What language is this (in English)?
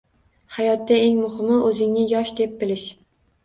Uzbek